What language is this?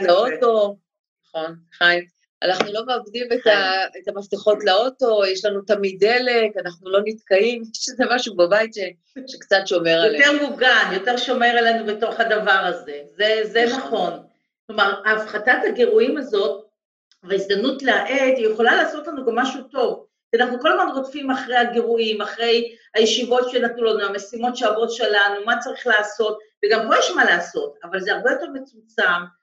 Hebrew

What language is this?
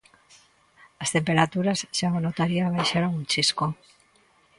Galician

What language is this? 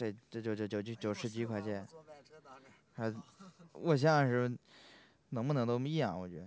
Chinese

